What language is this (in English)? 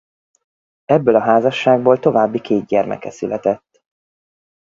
Hungarian